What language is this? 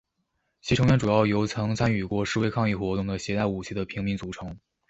Chinese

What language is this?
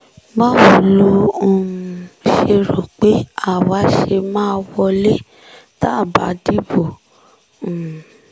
Yoruba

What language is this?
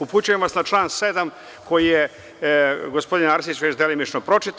Serbian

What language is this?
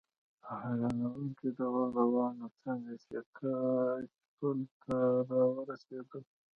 Pashto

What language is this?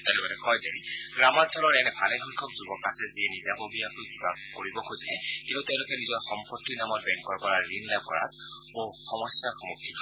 Assamese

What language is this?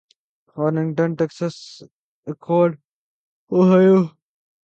Urdu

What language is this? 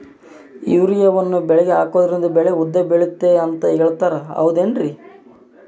Kannada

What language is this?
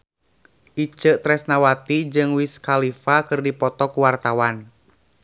Sundanese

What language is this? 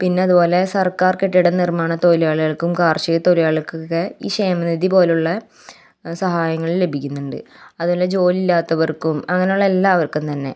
Malayalam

